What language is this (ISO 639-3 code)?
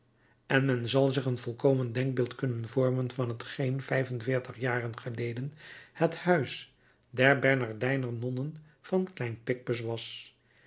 nld